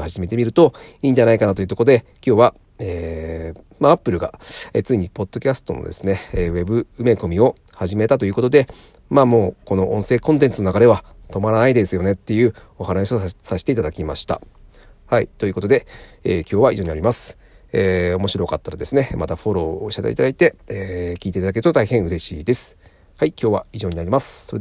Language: Japanese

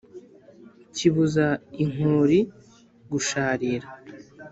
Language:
Kinyarwanda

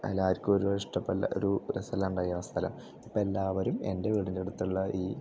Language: Malayalam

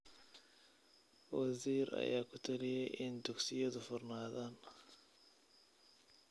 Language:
Somali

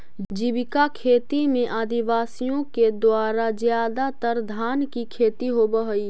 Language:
Magahi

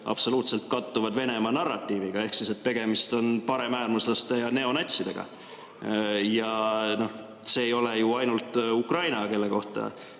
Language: Estonian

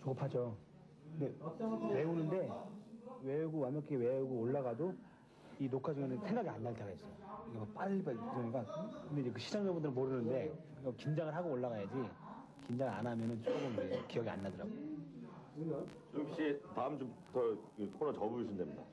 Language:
Korean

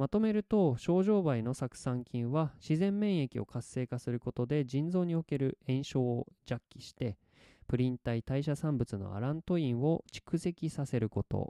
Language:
Japanese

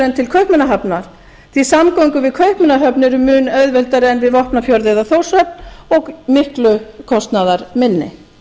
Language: Icelandic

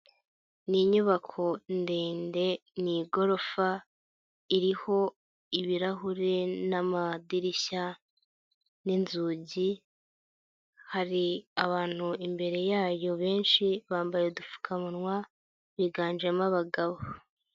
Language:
Kinyarwanda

